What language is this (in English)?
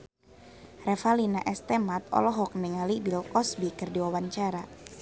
Sundanese